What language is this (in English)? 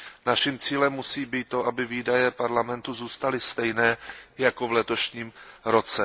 Czech